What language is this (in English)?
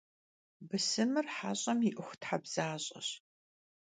Kabardian